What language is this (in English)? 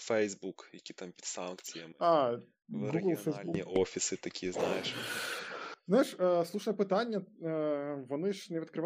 Ukrainian